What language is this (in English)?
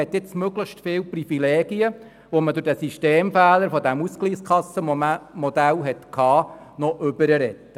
Swiss German